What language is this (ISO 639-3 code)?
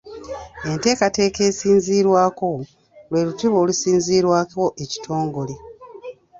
lug